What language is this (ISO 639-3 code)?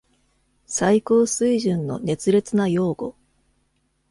jpn